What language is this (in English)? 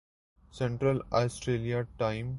Urdu